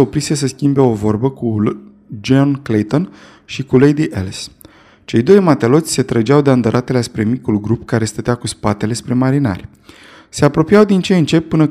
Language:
Romanian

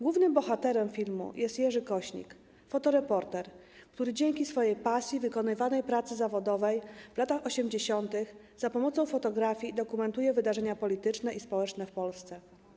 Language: Polish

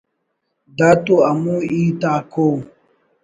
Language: Brahui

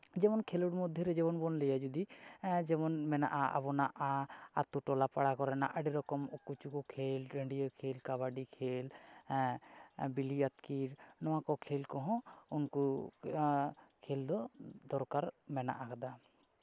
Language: Santali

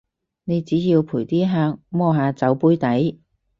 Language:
Cantonese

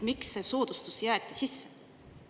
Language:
Estonian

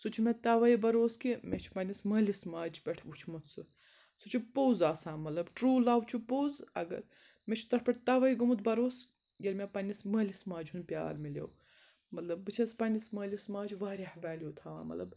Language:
Kashmiri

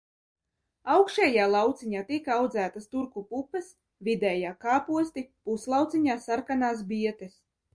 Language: Latvian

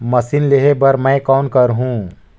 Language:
Chhattisgarhi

